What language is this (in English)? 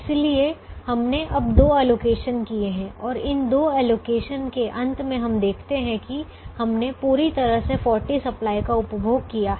Hindi